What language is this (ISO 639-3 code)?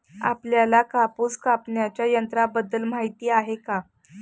mar